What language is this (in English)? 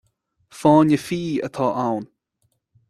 Irish